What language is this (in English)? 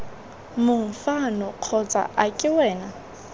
Tswana